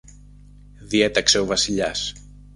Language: Greek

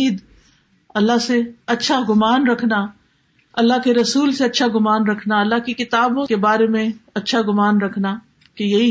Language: Urdu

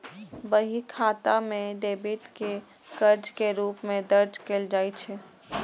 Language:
Maithili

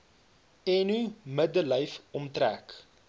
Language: Afrikaans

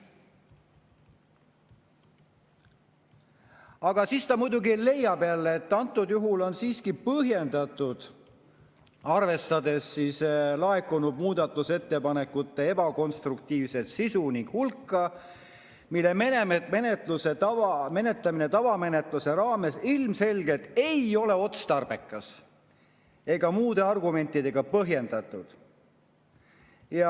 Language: Estonian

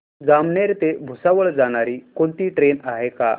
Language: Marathi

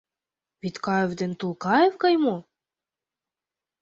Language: Mari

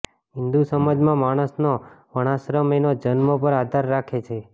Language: Gujarati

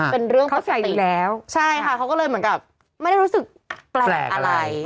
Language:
Thai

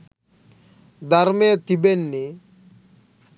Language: Sinhala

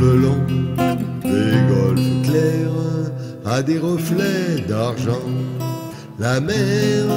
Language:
French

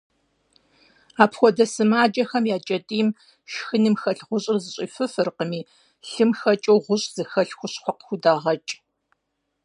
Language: Kabardian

